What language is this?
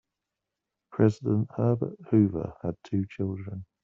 English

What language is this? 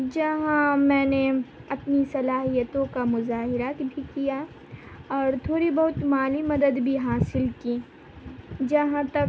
Urdu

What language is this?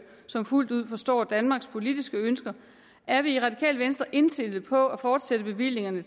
Danish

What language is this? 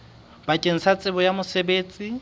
Southern Sotho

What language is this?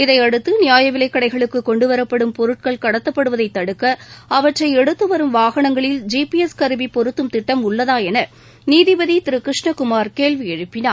Tamil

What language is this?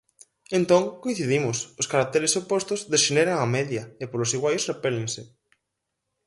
Galician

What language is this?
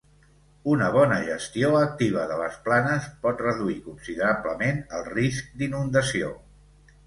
Catalan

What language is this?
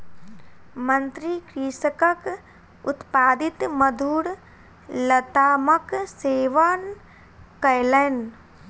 Maithili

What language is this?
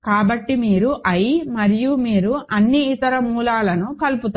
Telugu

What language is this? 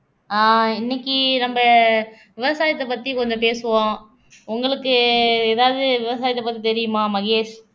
Tamil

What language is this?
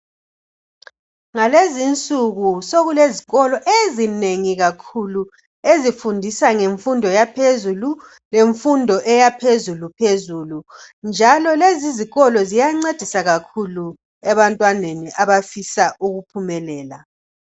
North Ndebele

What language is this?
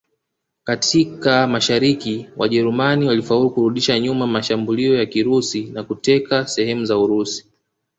Swahili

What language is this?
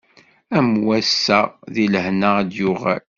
Kabyle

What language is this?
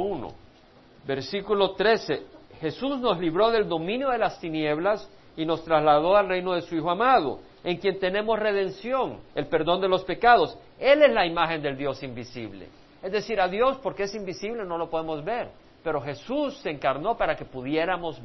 Spanish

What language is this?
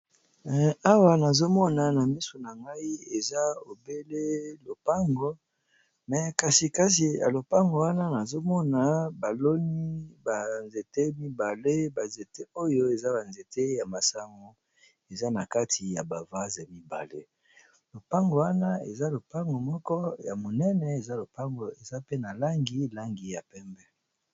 Lingala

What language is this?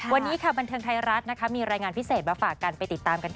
Thai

